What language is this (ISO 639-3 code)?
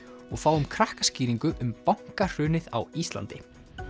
isl